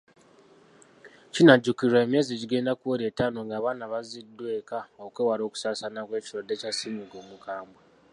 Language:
Ganda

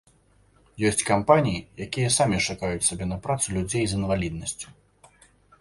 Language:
Belarusian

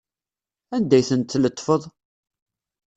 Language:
Kabyle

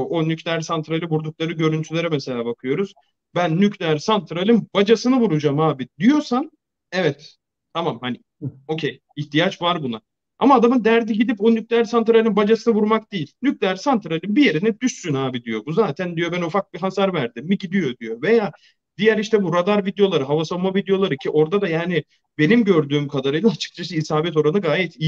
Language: Turkish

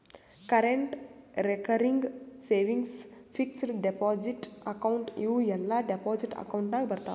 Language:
Kannada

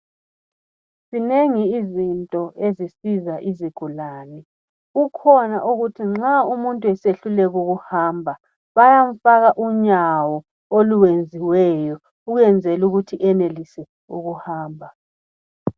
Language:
North Ndebele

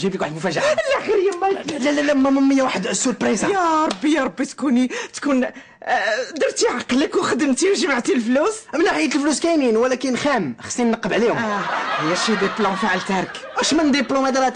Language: Arabic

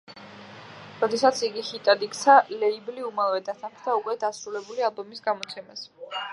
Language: Georgian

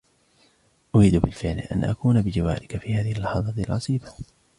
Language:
Arabic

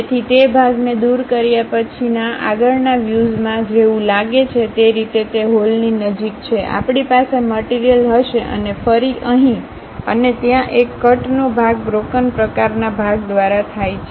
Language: Gujarati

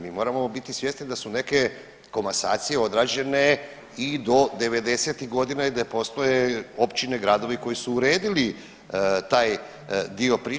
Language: Croatian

